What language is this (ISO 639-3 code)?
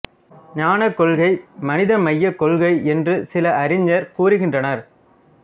tam